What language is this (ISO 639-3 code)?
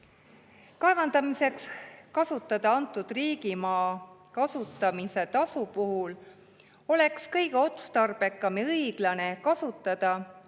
est